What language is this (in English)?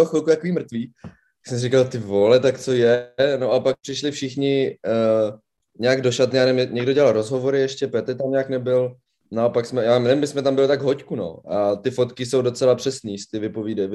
Czech